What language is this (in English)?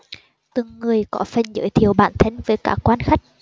Vietnamese